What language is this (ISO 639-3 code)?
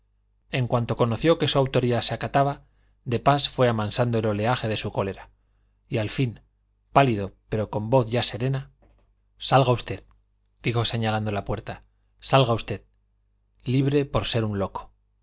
spa